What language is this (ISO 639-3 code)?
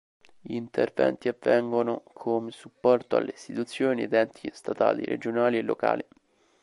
ita